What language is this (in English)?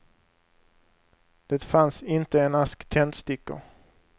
Swedish